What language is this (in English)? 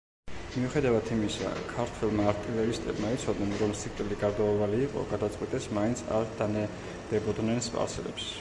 Georgian